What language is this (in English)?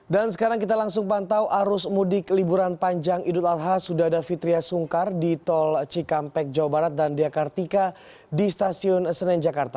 Indonesian